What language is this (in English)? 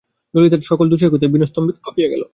Bangla